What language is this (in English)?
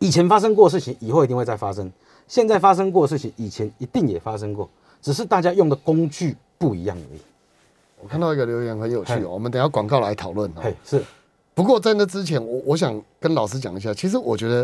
Chinese